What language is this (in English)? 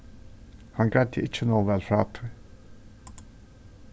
Faroese